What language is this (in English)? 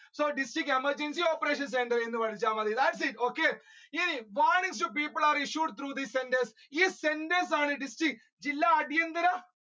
Malayalam